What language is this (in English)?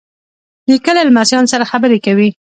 Pashto